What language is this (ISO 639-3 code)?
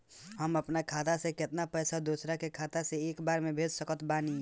bho